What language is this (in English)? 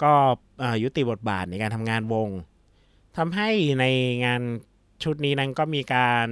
Thai